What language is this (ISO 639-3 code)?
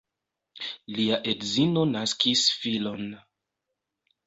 epo